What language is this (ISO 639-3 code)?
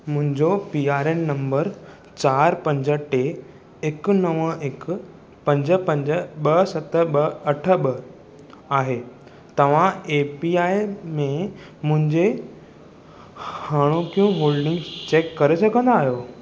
snd